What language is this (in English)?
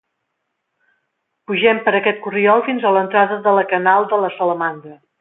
Catalan